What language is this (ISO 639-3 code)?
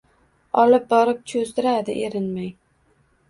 uzb